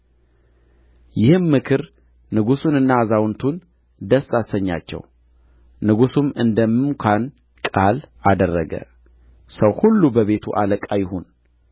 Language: Amharic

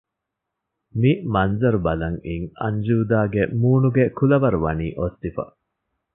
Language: Divehi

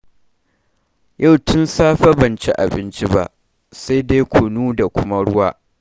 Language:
Hausa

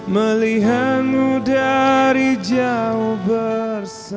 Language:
Indonesian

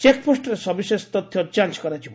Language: Odia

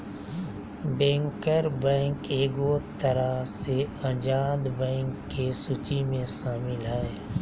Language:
Magahi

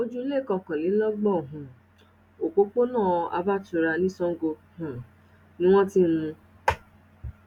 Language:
Yoruba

